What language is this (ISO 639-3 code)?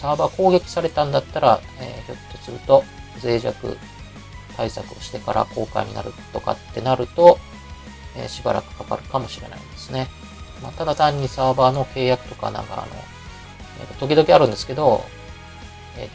jpn